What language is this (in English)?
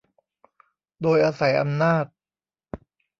Thai